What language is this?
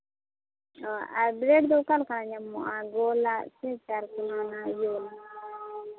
Santali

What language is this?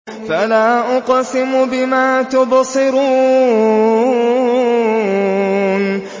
Arabic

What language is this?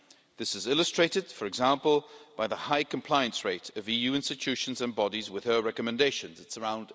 English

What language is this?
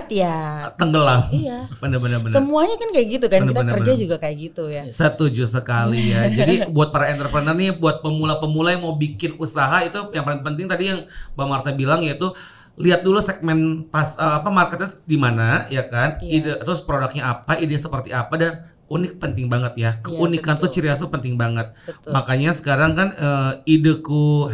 Indonesian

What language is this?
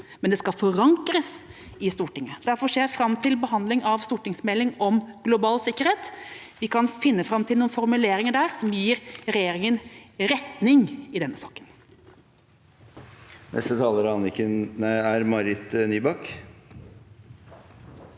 Norwegian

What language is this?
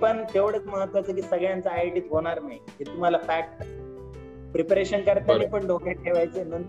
Marathi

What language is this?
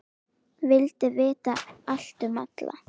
Icelandic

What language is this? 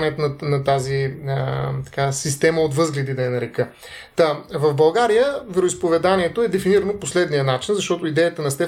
Bulgarian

